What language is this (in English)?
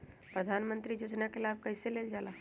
Magahi